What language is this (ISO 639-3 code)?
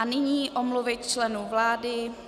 ces